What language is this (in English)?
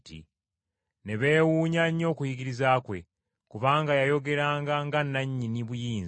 Ganda